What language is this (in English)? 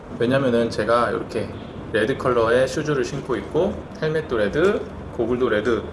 Korean